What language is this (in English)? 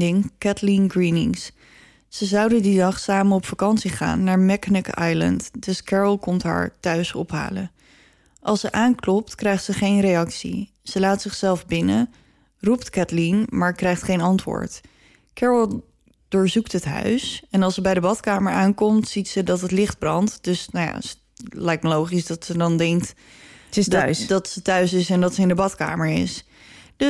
Dutch